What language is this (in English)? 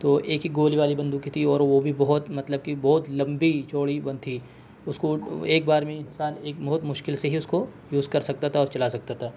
Urdu